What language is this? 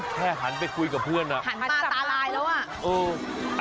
Thai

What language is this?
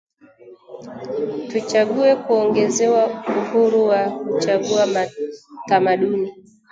Swahili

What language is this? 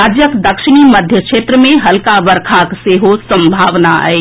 Maithili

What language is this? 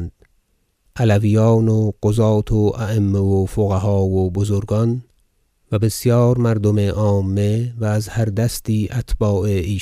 Persian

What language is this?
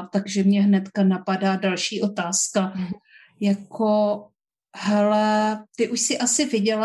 Czech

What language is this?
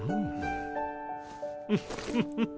Japanese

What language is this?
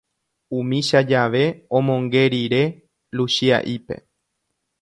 Guarani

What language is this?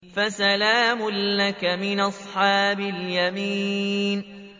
Arabic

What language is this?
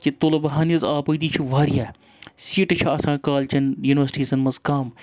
Kashmiri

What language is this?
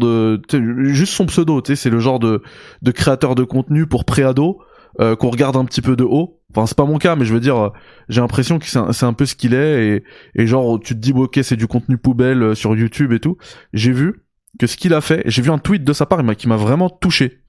French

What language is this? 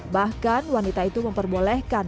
Indonesian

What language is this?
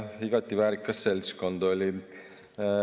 Estonian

